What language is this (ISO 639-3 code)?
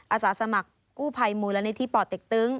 tha